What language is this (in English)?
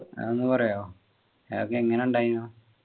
Malayalam